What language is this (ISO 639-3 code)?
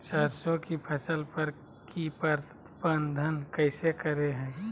mag